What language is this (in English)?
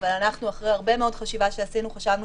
Hebrew